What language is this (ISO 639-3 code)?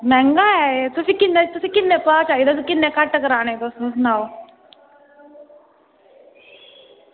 doi